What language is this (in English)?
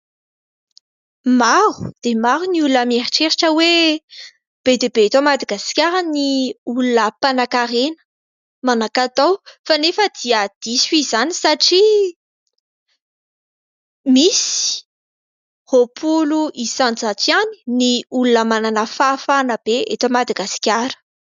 Malagasy